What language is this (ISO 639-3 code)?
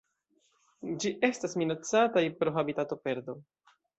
epo